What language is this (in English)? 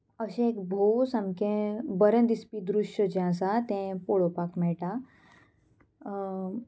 Konkani